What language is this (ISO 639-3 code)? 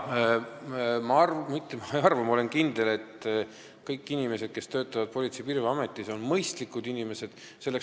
est